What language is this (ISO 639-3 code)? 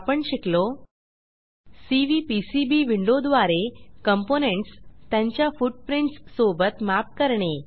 mar